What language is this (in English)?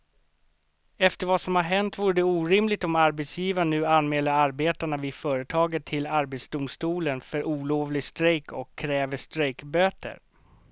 Swedish